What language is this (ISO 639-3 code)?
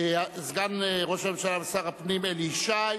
heb